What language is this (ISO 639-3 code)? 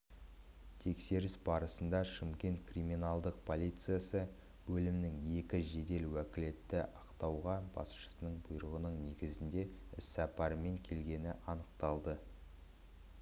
kaz